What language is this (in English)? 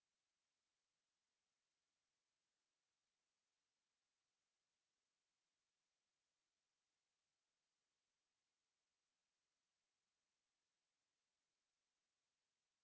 Fula